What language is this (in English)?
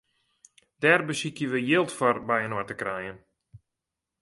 Western Frisian